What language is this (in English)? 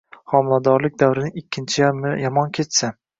Uzbek